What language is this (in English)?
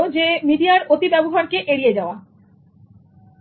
Bangla